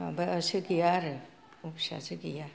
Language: Bodo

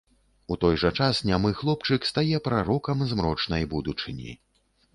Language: Belarusian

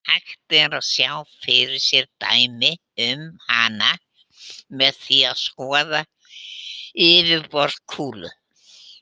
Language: Icelandic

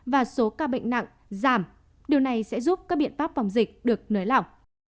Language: Vietnamese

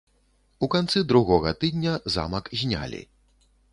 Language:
Belarusian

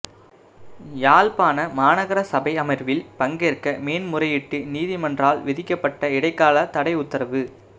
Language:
Tamil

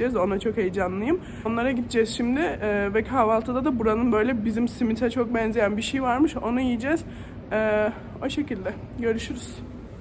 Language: Turkish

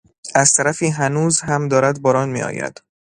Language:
Persian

